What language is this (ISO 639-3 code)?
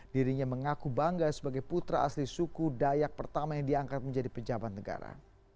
ind